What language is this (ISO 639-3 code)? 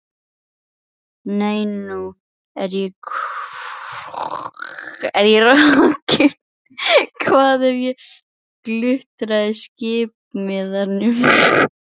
isl